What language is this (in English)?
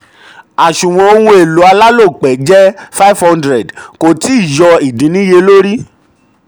Yoruba